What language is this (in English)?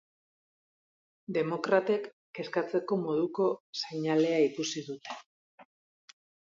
Basque